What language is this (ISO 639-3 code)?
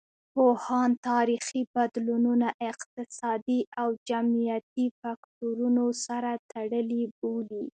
pus